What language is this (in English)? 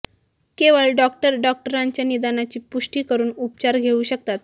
Marathi